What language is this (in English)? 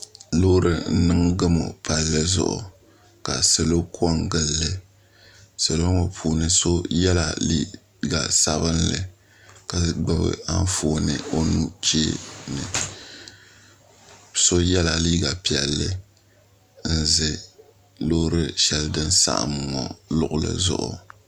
Dagbani